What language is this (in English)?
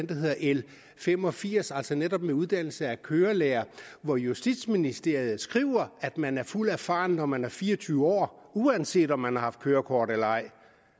Danish